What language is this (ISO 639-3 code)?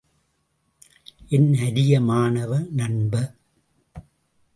tam